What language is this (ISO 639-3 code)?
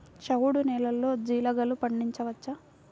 tel